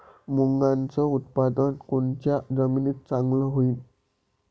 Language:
Marathi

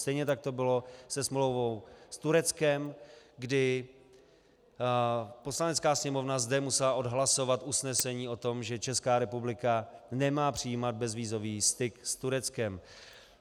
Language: Czech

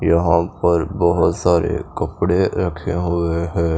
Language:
Hindi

